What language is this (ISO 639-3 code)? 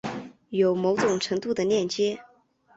zho